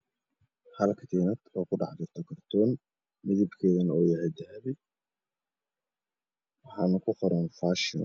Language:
Somali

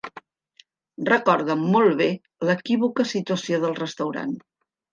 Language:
Catalan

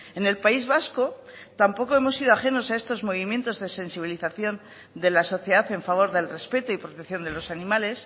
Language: Spanish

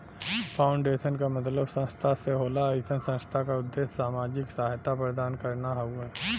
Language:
Bhojpuri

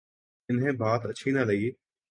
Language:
Urdu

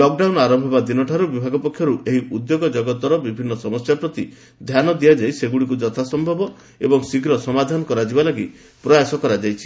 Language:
Odia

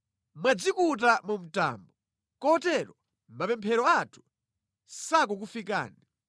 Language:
Nyanja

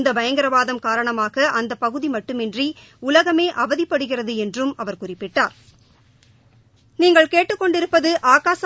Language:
Tamil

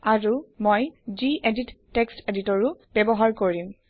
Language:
Assamese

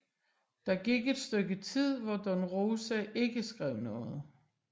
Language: Danish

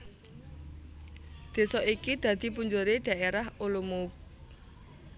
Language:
Javanese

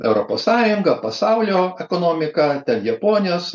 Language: Lithuanian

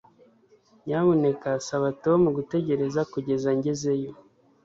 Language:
Kinyarwanda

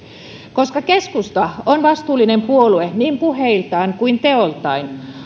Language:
Finnish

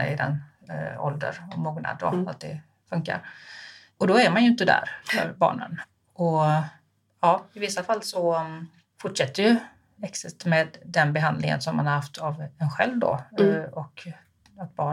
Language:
Swedish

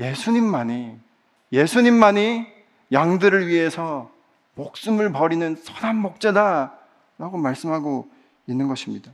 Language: Korean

